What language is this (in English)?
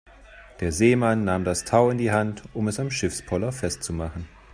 German